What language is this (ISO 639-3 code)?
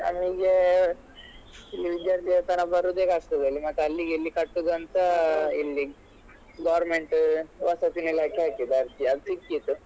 kan